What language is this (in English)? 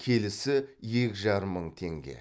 Kazakh